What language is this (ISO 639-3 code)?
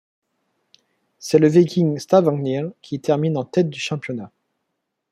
fra